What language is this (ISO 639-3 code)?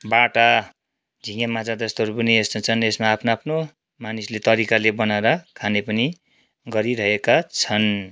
nep